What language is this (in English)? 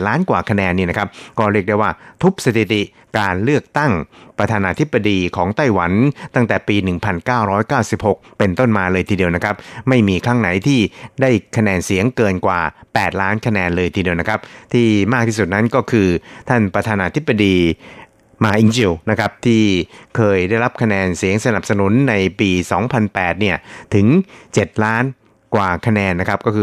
Thai